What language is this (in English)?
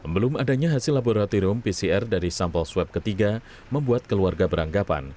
Indonesian